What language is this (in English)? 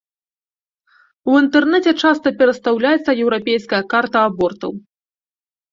Belarusian